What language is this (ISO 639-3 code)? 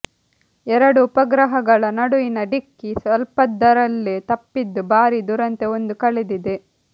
kan